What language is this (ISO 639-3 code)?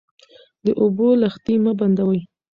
pus